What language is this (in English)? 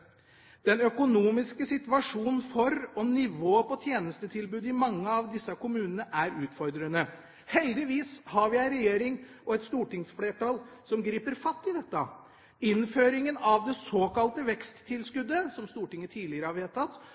Norwegian Bokmål